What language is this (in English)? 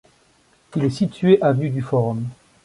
French